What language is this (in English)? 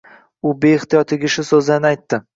Uzbek